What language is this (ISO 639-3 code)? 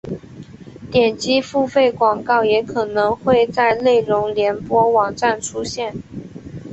zho